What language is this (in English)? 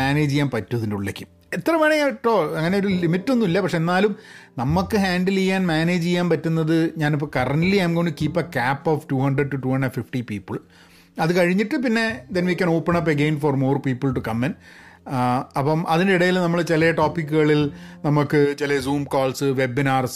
Malayalam